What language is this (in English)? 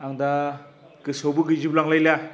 Bodo